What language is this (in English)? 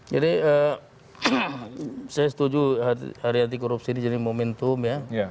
Indonesian